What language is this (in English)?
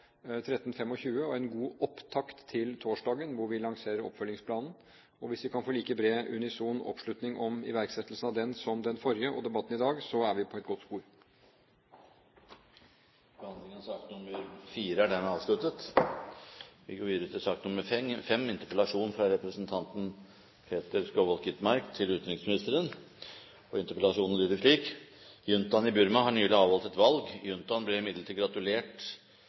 Norwegian Bokmål